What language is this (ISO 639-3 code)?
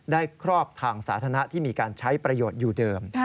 tha